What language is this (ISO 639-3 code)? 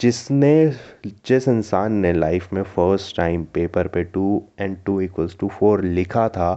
hin